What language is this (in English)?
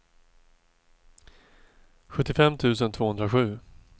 Swedish